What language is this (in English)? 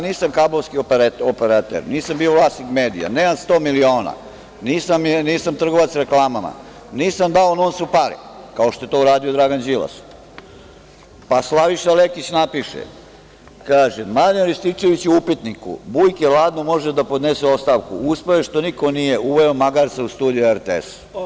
Serbian